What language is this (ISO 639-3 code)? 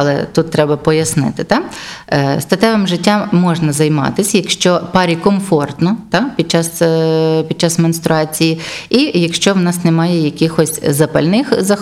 ukr